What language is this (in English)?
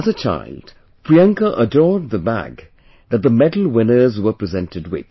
English